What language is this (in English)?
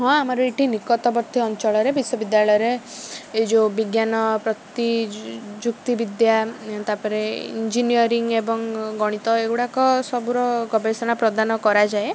Odia